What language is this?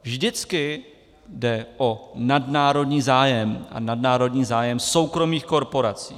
Czech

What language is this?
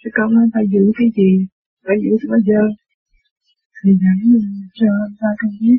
Vietnamese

